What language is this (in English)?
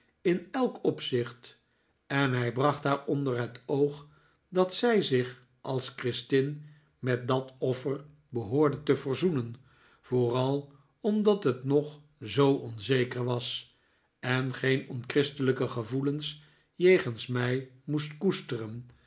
Dutch